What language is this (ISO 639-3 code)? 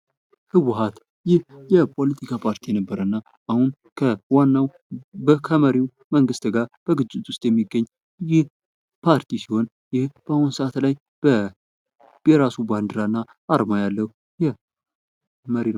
amh